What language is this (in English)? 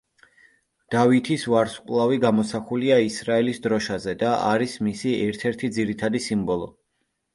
Georgian